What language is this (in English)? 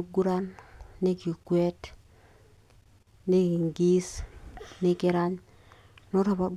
Masai